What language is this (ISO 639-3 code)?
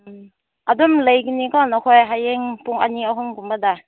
mni